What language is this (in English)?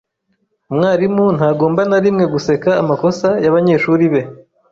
Kinyarwanda